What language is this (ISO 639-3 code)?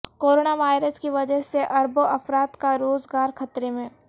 urd